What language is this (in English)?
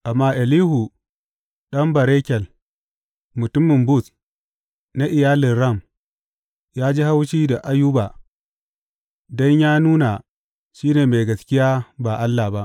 Hausa